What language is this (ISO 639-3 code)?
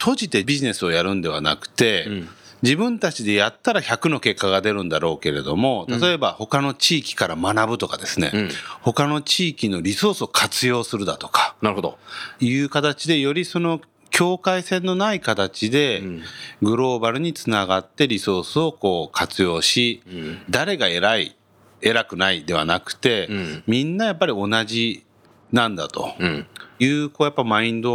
jpn